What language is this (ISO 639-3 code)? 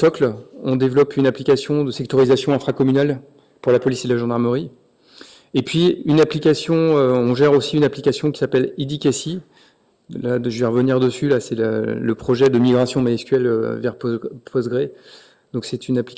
fra